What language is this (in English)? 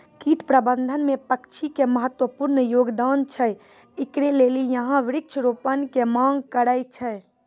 Maithili